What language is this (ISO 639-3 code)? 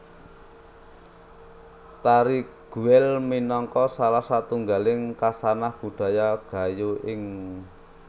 jav